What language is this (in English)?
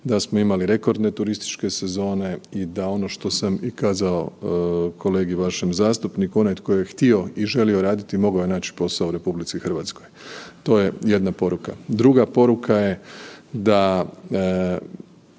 Croatian